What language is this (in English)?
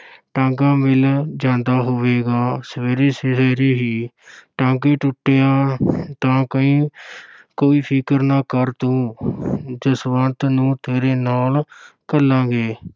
Punjabi